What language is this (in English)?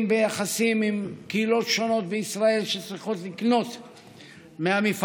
Hebrew